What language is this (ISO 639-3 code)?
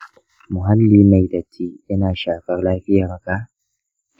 hau